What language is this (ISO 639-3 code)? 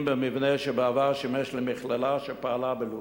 heb